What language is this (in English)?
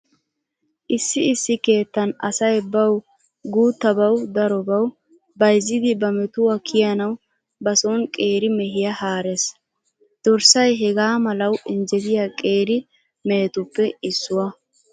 Wolaytta